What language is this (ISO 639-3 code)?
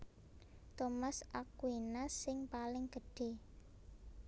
jav